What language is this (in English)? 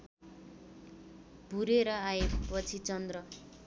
Nepali